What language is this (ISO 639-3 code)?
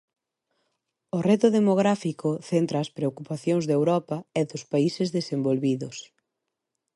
glg